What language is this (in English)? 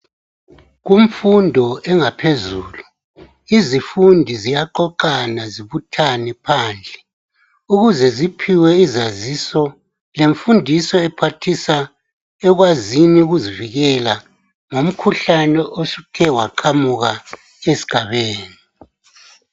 North Ndebele